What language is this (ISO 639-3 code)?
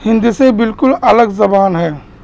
urd